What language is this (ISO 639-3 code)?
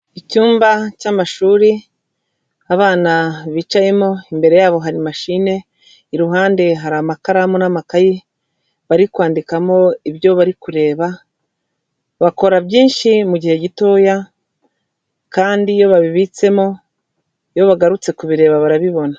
kin